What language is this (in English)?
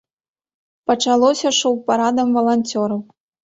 Belarusian